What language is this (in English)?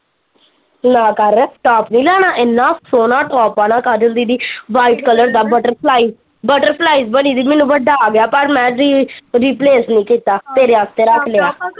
Punjabi